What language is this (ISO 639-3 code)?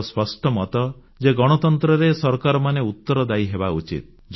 ori